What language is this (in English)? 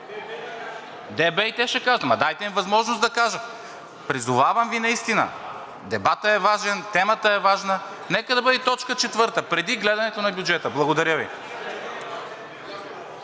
Bulgarian